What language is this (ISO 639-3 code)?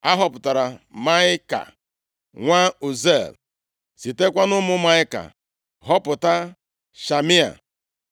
ibo